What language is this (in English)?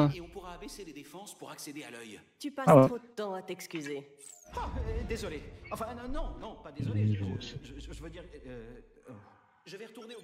French